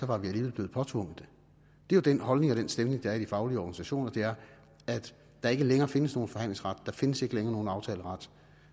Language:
Danish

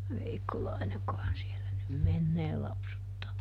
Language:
Finnish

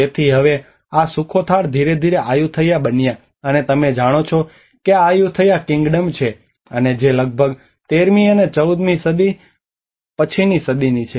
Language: Gujarati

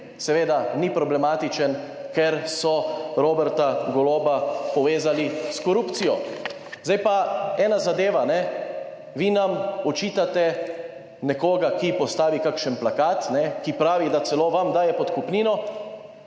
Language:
Slovenian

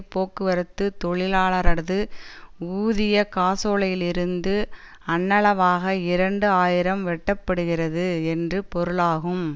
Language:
Tamil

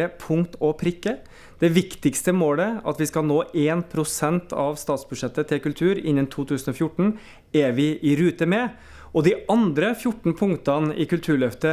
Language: Norwegian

